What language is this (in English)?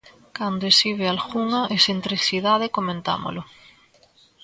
Galician